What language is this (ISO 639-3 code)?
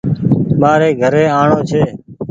gig